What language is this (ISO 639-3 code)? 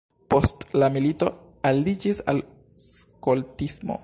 epo